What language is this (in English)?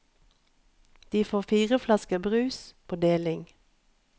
Norwegian